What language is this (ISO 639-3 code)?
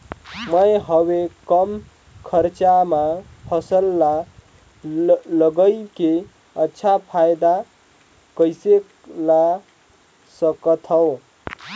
hne